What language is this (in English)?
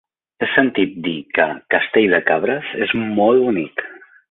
Catalan